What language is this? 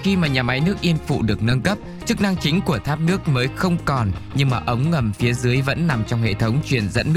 Vietnamese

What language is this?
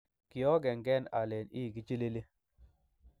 Kalenjin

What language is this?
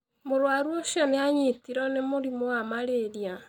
Kikuyu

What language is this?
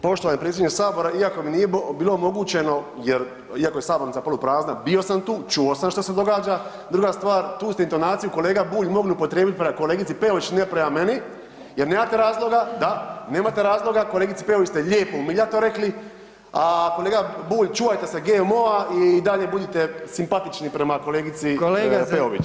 Croatian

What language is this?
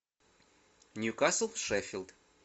Russian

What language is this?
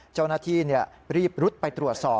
Thai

